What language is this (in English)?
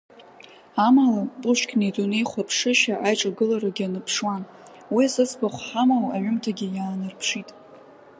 Abkhazian